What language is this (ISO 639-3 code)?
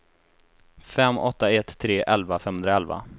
swe